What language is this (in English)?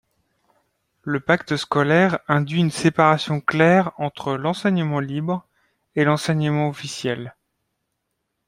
French